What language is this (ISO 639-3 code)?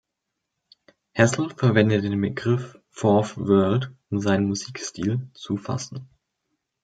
deu